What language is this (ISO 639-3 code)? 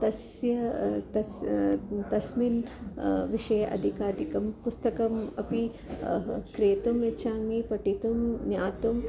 san